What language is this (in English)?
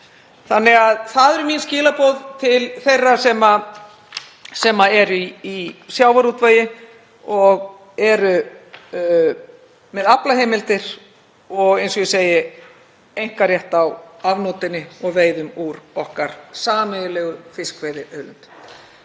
Icelandic